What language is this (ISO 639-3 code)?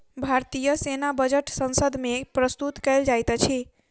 mai